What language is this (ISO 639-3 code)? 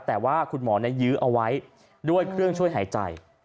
tha